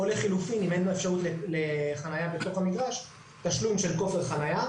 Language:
Hebrew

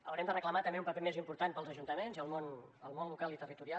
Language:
Catalan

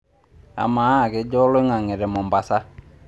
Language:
Masai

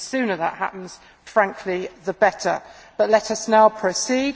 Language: English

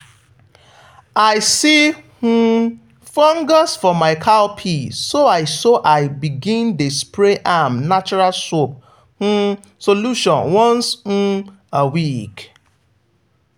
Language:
Nigerian Pidgin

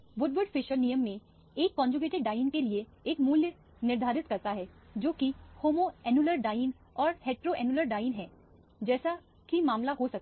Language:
Hindi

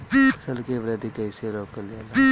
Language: Bhojpuri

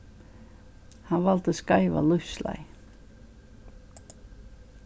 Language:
Faroese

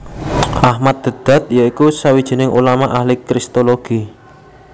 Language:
Javanese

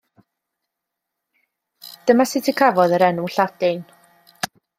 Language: Welsh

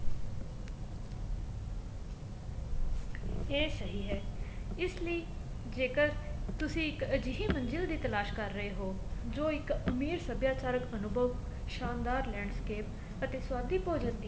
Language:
Punjabi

